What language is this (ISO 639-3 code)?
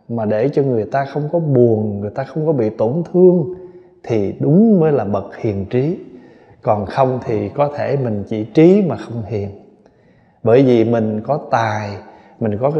vie